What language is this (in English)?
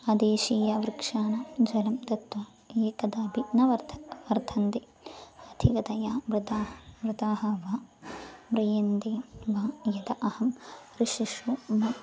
Sanskrit